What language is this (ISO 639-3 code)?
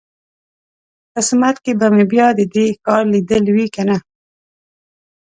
pus